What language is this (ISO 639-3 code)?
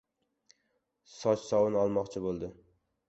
uzb